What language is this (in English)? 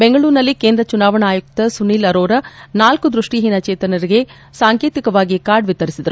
Kannada